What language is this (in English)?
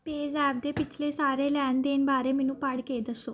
Punjabi